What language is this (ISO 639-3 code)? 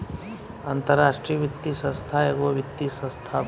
bho